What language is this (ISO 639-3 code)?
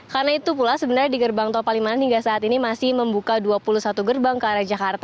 ind